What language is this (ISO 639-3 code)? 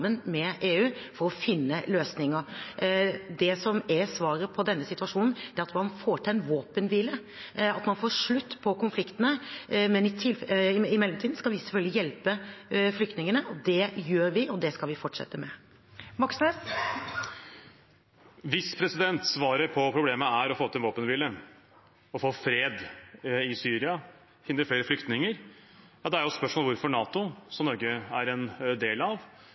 nor